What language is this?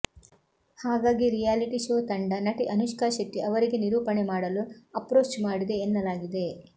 Kannada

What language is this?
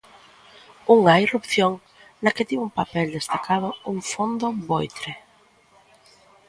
Galician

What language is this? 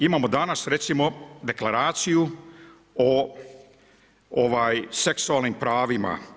Croatian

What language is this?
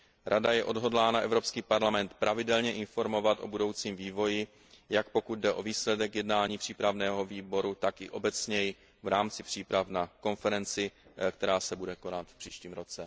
Czech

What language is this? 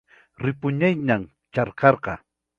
Ayacucho Quechua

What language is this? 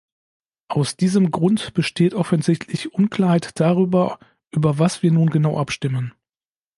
German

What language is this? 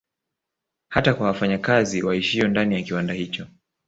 Swahili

